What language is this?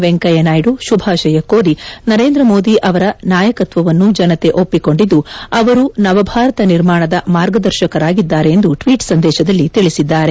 Kannada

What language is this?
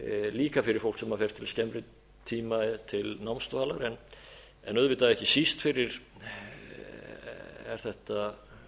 Icelandic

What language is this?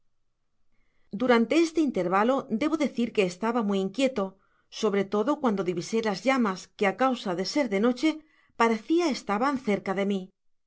Spanish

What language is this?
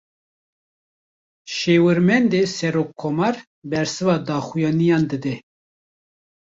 Kurdish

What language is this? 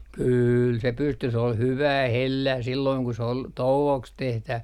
Finnish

